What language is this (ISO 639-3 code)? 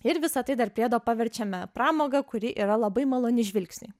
lit